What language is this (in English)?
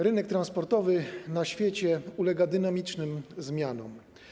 Polish